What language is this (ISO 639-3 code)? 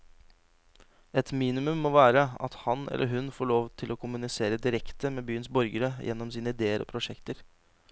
nor